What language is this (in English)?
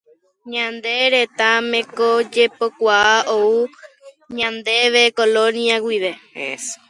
Guarani